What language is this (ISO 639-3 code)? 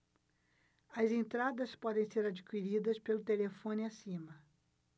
por